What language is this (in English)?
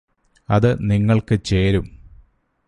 Malayalam